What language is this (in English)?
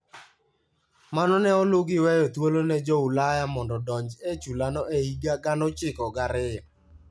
Luo (Kenya and Tanzania)